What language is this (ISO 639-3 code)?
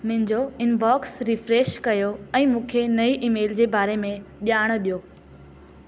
snd